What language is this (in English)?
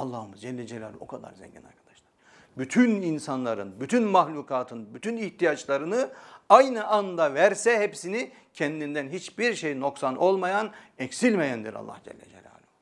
Turkish